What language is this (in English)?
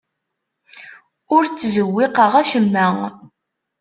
Kabyle